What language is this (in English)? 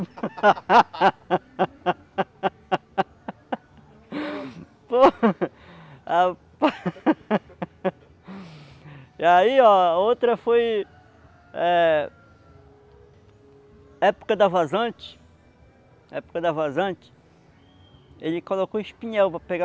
Portuguese